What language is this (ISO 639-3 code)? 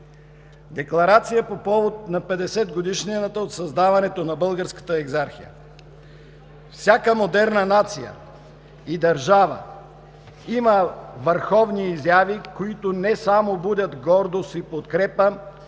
bul